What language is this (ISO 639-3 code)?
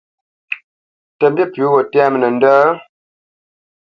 bce